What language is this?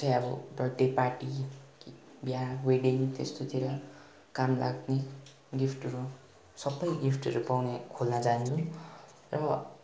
Nepali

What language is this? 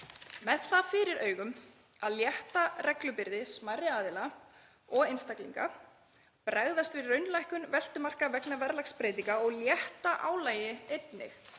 Icelandic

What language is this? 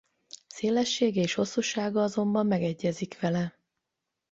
Hungarian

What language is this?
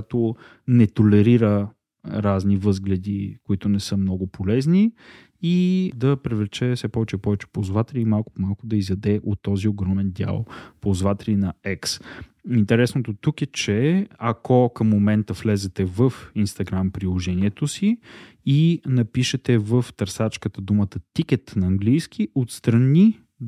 Bulgarian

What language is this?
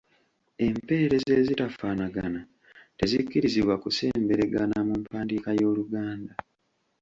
Ganda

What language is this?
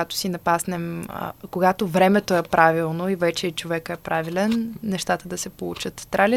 Bulgarian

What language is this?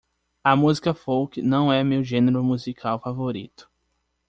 Portuguese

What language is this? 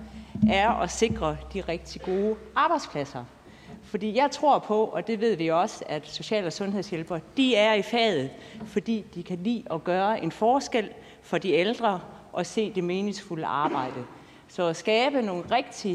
Danish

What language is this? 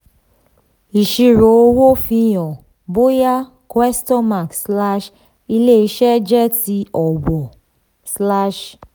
Yoruba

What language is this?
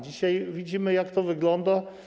Polish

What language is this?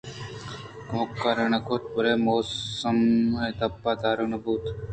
Eastern Balochi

